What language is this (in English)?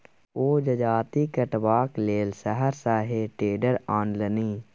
Maithili